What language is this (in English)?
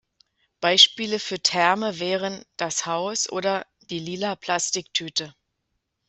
German